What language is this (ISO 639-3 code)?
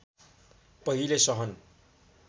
nep